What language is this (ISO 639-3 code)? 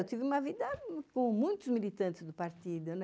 por